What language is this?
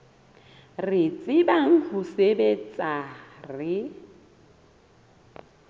Southern Sotho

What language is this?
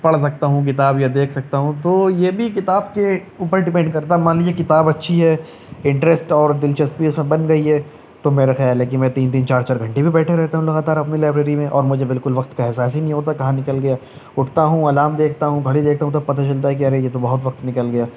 Urdu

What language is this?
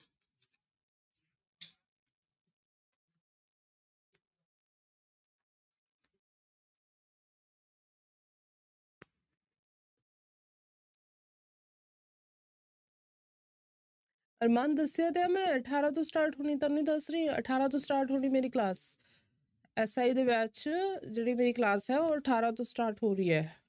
Punjabi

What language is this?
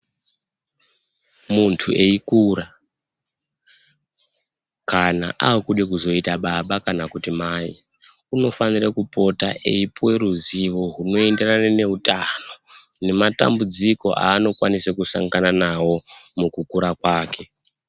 Ndau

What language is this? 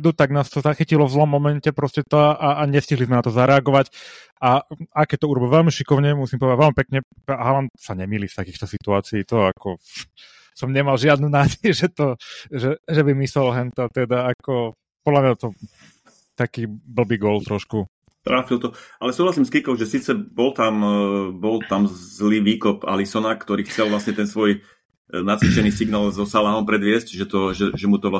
Slovak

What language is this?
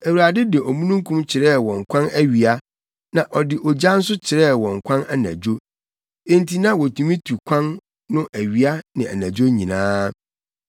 Akan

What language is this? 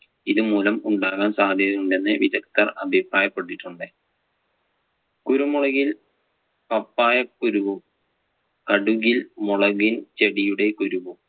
Malayalam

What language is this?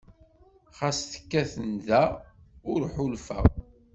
Kabyle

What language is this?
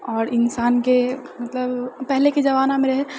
Maithili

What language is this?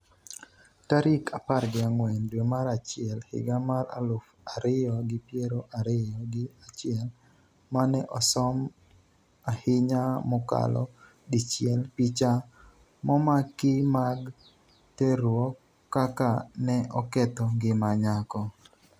Luo (Kenya and Tanzania)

